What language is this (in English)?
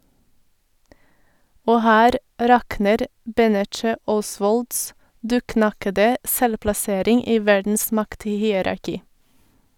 Norwegian